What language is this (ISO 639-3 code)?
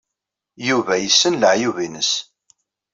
kab